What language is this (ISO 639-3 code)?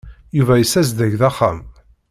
kab